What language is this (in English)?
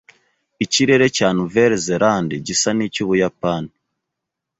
Kinyarwanda